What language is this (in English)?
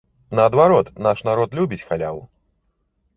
Belarusian